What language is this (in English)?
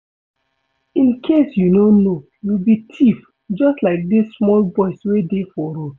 Nigerian Pidgin